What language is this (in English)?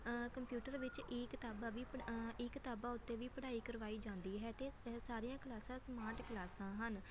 Punjabi